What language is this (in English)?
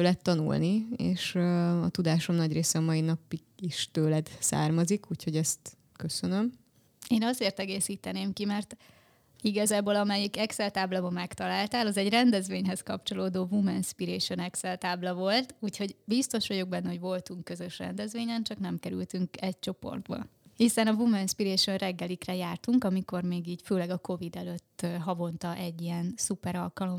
Hungarian